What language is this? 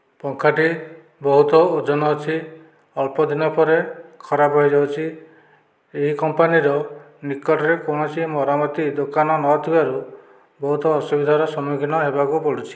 Odia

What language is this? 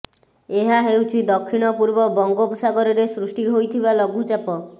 Odia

